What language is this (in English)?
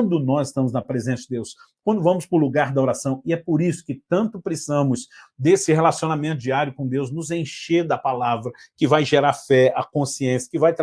Portuguese